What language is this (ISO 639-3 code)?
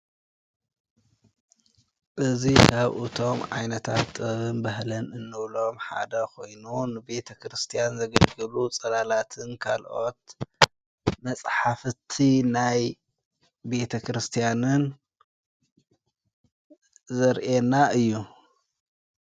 tir